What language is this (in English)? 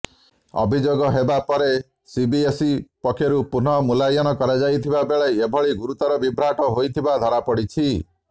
Odia